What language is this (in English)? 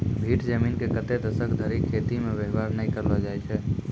Maithili